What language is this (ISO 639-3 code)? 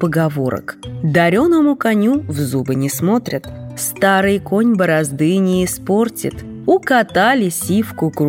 rus